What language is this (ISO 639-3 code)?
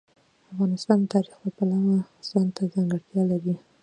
pus